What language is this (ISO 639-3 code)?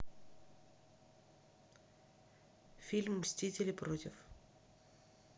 rus